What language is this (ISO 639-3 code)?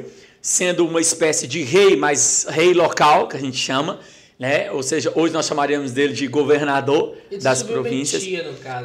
por